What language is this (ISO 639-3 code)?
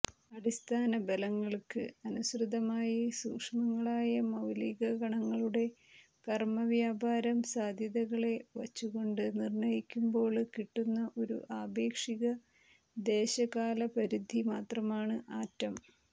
mal